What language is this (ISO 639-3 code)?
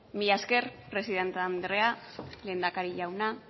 eus